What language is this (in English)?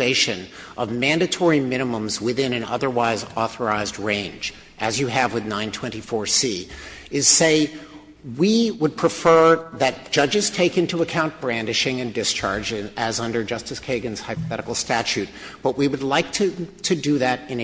English